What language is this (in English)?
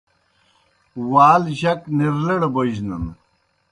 Kohistani Shina